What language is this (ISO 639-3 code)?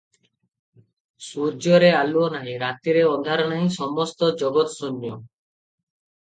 ori